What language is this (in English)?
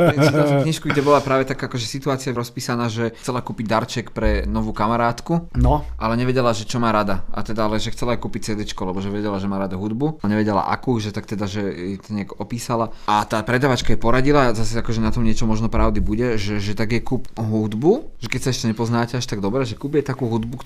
Slovak